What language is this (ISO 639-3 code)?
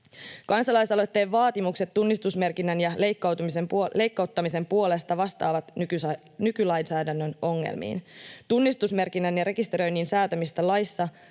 fin